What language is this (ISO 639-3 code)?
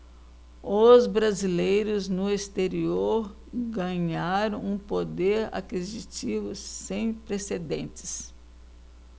por